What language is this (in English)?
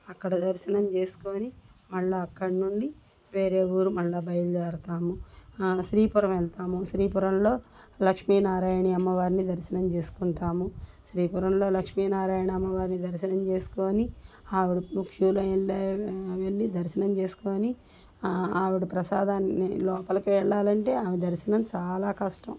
Telugu